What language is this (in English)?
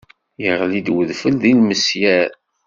Kabyle